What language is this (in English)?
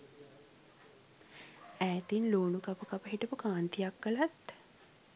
Sinhala